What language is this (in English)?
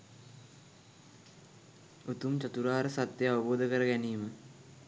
Sinhala